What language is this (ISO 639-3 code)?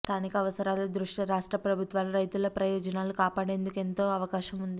tel